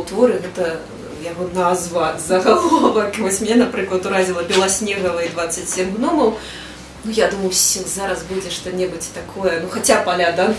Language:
Russian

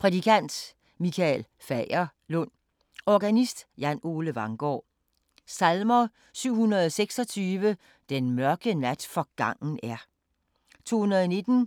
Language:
Danish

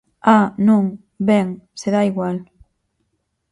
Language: Galician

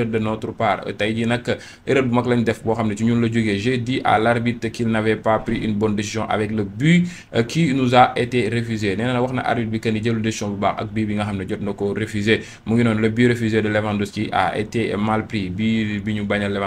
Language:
French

